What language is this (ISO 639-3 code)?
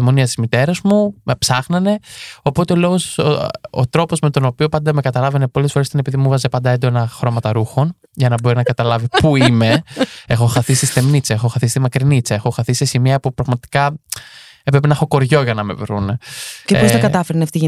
ell